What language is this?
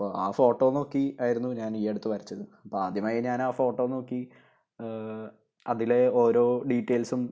Malayalam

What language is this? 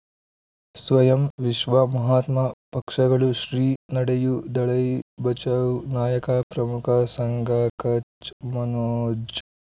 Kannada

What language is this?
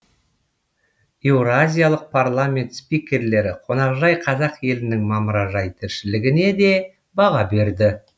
Kazakh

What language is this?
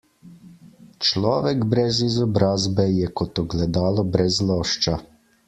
Slovenian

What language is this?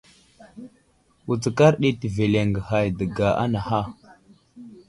Wuzlam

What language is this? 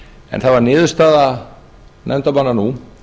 Icelandic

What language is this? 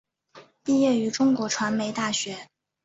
Chinese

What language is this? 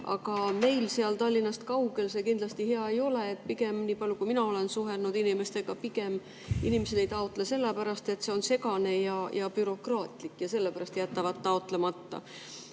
Estonian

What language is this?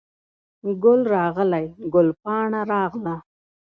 Pashto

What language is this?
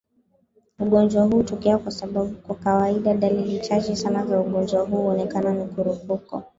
Swahili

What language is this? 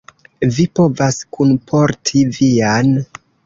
Esperanto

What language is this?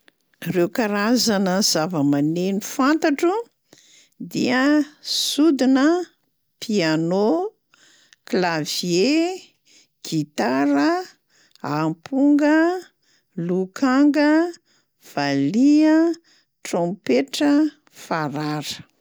Malagasy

